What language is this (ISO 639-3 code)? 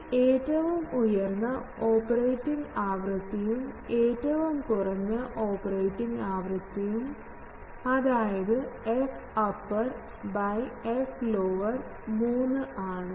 mal